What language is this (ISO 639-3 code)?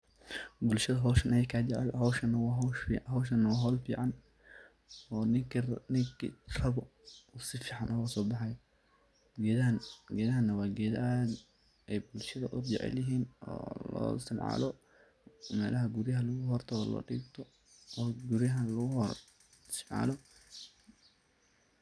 som